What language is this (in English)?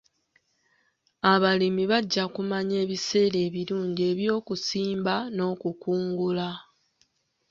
Ganda